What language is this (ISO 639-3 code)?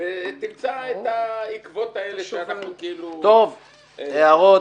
heb